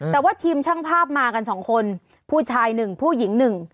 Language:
Thai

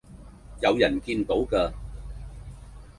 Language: Cantonese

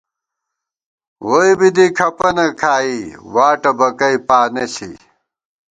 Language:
Gawar-Bati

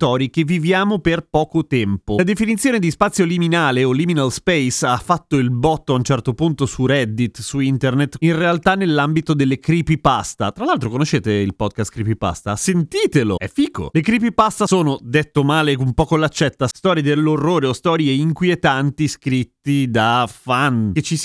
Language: Italian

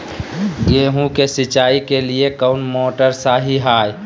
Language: Magahi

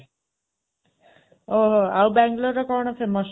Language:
Odia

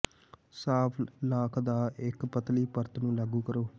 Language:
Punjabi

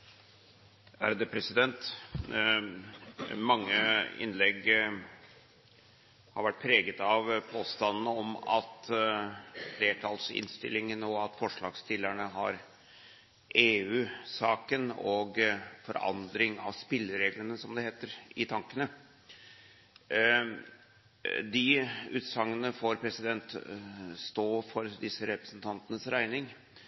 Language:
Norwegian Bokmål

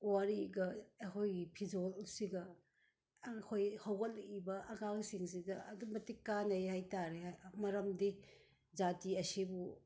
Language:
Manipuri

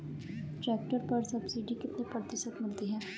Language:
Hindi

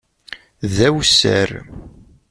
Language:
Kabyle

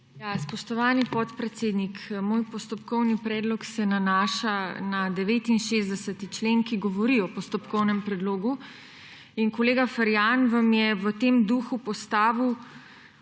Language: Slovenian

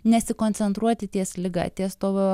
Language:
Lithuanian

